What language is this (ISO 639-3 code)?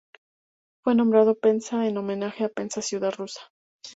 spa